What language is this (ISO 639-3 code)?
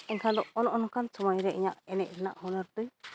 sat